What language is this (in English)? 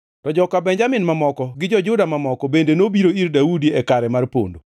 Luo (Kenya and Tanzania)